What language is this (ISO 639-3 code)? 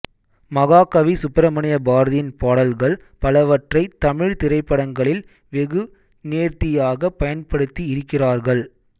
tam